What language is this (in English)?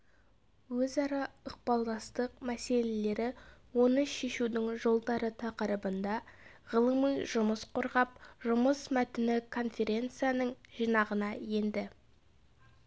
Kazakh